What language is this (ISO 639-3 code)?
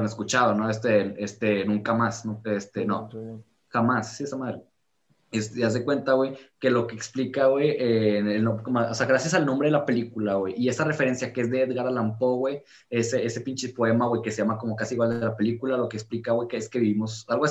spa